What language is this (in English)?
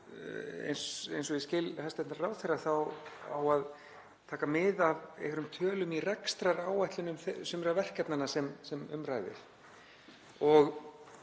Icelandic